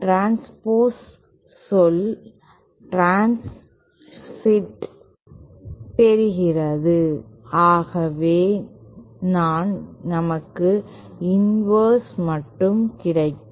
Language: Tamil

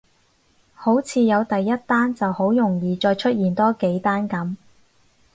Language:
Cantonese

